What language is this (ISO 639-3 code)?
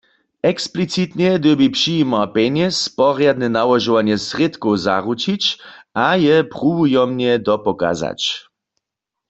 hsb